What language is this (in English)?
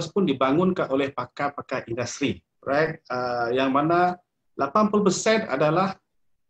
Malay